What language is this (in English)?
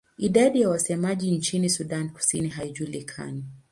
Swahili